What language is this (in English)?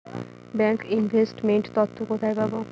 Bangla